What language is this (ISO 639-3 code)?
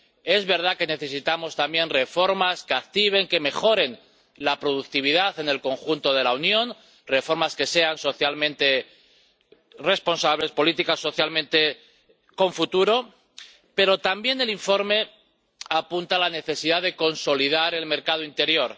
spa